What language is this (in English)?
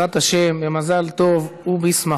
Hebrew